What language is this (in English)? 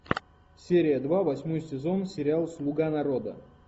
Russian